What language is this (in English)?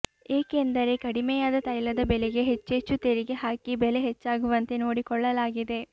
Kannada